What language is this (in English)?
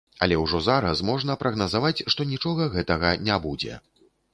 Belarusian